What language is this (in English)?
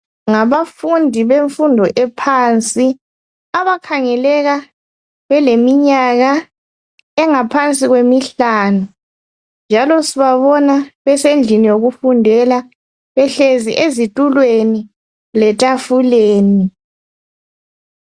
North Ndebele